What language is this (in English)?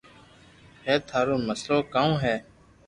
Loarki